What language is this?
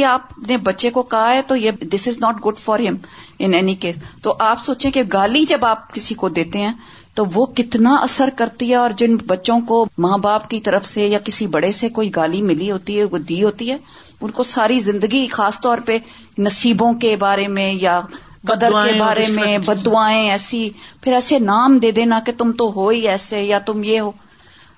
Urdu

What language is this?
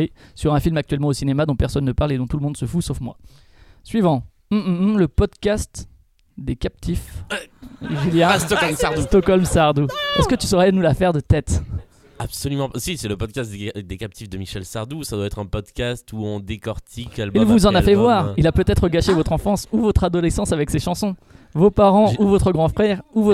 French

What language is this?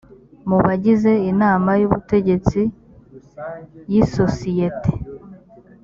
Kinyarwanda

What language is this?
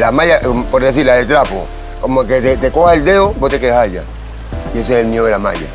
Spanish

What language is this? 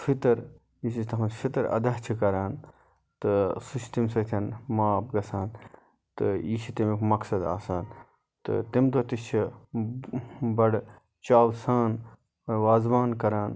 Kashmiri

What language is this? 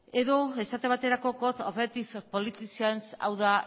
Basque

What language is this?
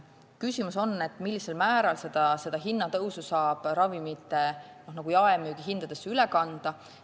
Estonian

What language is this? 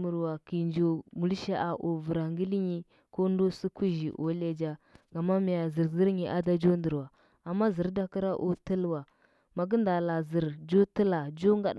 Huba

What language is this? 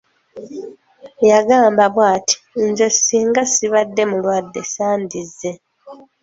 Ganda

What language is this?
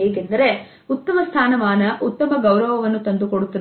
Kannada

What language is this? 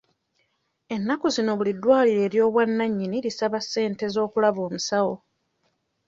Ganda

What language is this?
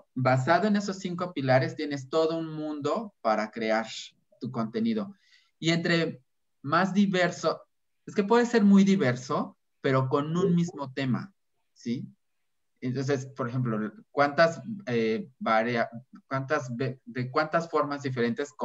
Spanish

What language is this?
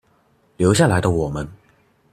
Chinese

